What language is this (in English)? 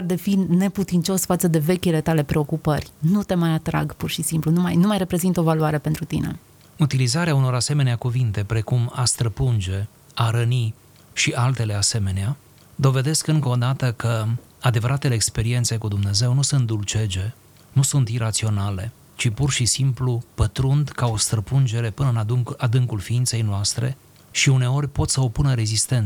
Romanian